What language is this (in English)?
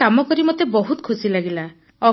Odia